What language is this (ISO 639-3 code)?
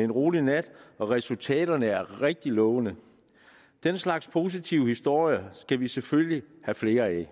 dan